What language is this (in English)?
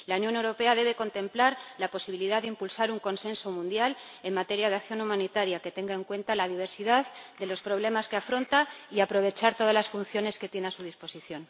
Spanish